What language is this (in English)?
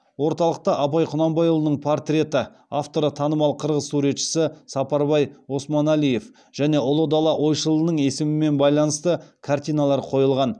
Kazakh